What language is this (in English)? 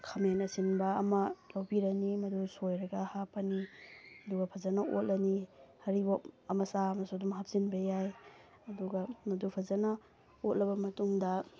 Manipuri